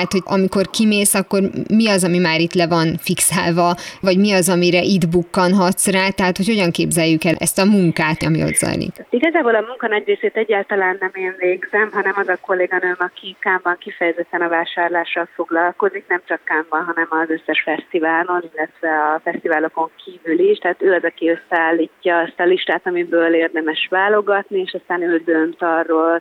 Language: Hungarian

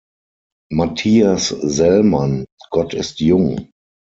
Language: German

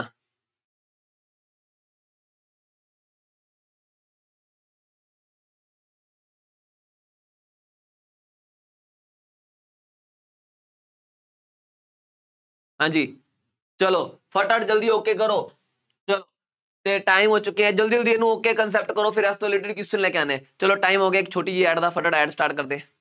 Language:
Punjabi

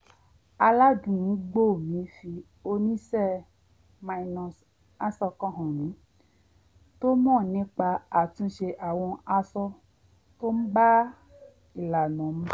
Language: Yoruba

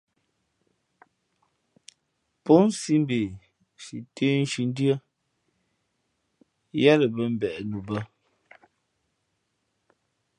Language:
Fe'fe'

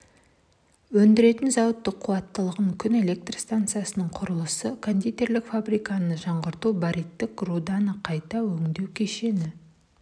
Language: Kazakh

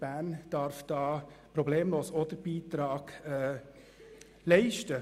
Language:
Swiss German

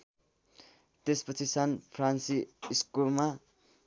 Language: Nepali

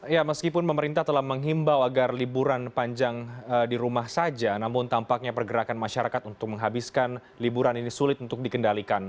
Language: Indonesian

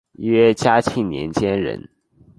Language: Chinese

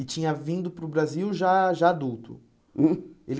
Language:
Portuguese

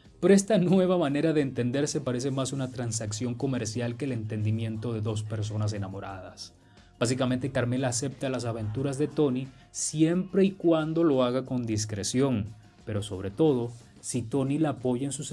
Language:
Spanish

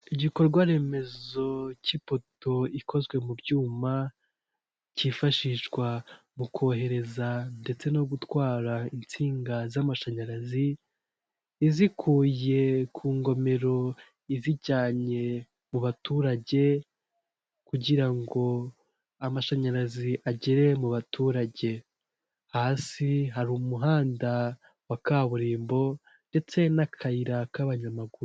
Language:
Kinyarwanda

